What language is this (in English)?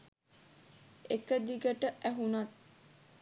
Sinhala